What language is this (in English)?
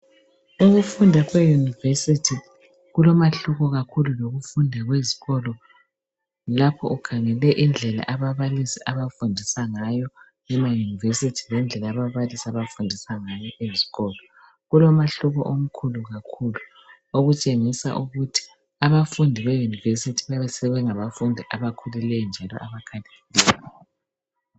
North Ndebele